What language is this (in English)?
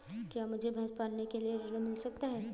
Hindi